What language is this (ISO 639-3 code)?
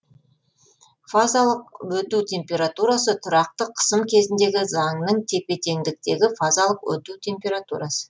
kaz